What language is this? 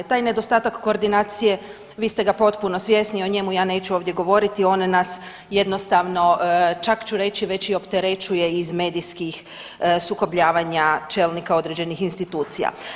Croatian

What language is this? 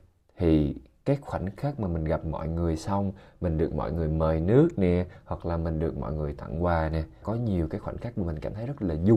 Vietnamese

